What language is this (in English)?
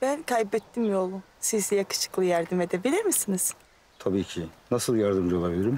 Turkish